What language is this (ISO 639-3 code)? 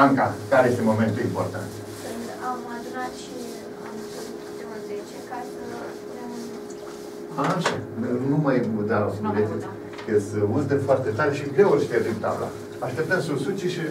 ron